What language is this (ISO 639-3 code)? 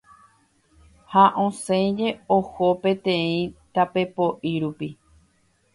grn